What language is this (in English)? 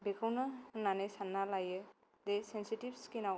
Bodo